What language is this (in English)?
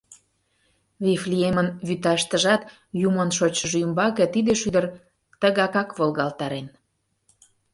Mari